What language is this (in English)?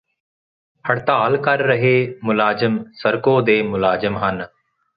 Punjabi